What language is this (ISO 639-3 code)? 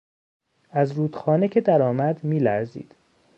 fas